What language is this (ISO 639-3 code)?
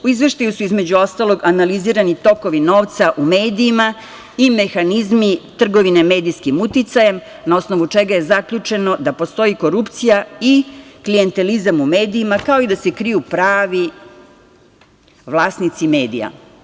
srp